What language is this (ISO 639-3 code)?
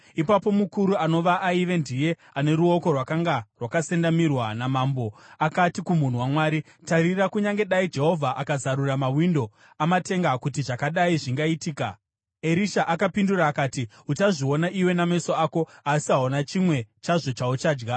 sna